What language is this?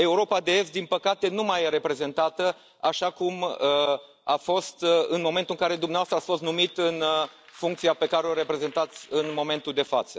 Romanian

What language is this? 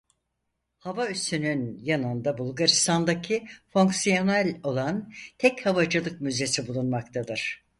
Turkish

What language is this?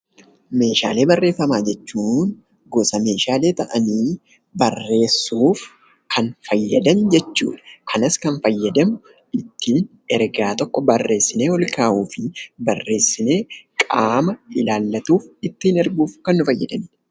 Oromo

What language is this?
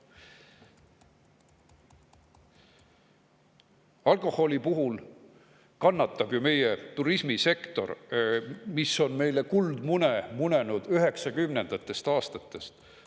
Estonian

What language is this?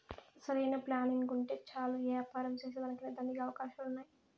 Telugu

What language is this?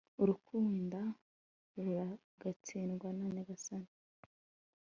Kinyarwanda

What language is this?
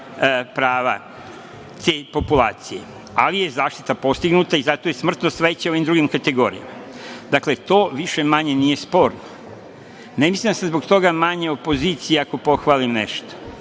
Serbian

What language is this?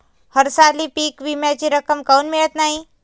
Marathi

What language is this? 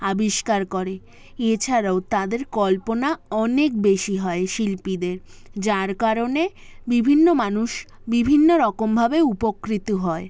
Bangla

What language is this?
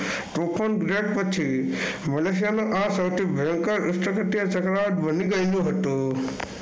Gujarati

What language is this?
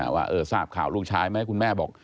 Thai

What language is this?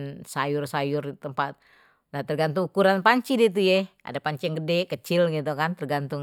Betawi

